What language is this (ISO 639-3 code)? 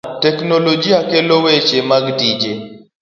luo